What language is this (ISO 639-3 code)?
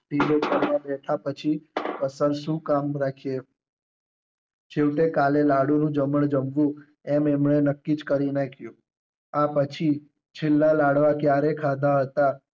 guj